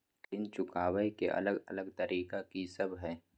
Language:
Maithili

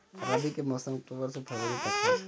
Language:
Bhojpuri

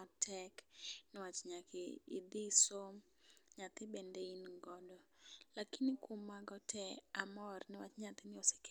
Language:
Luo (Kenya and Tanzania)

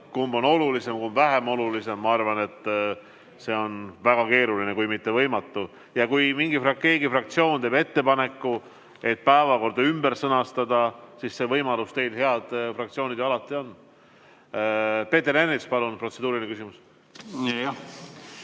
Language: Estonian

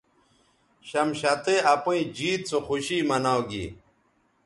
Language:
Bateri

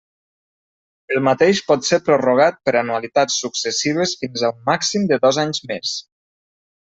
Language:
Catalan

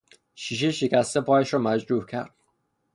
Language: Persian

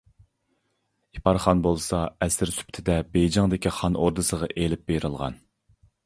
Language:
Uyghur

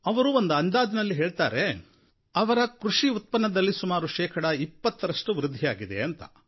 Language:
Kannada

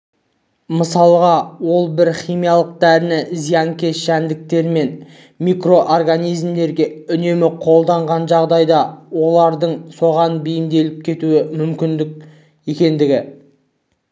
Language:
Kazakh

